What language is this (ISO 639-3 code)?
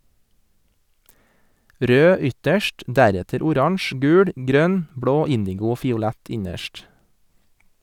nor